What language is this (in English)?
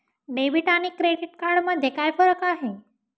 Marathi